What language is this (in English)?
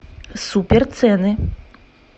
Russian